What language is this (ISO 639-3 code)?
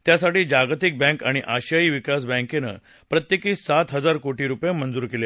mar